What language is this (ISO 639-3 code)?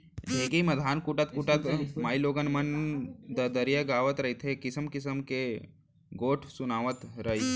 hne